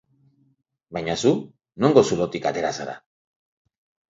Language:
Basque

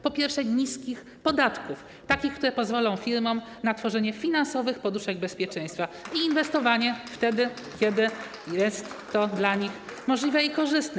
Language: Polish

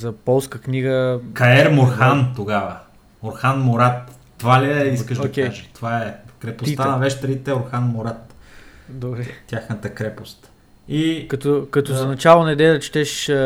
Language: Bulgarian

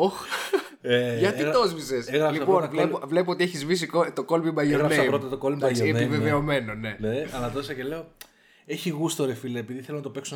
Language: Greek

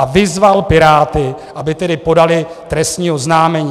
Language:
Czech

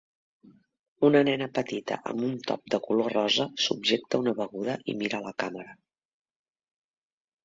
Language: Catalan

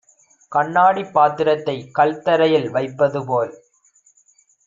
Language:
Tamil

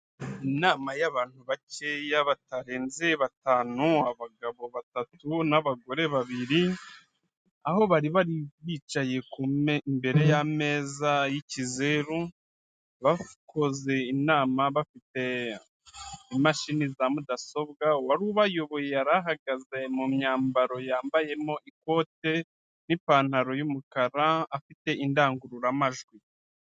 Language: Kinyarwanda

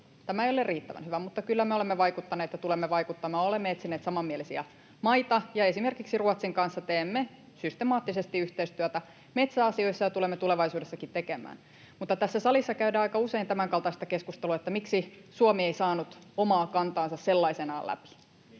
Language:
Finnish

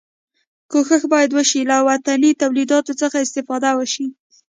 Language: Pashto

